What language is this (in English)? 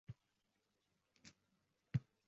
Uzbek